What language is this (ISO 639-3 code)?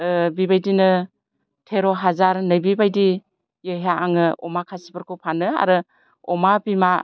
brx